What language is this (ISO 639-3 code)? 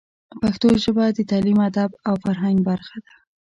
pus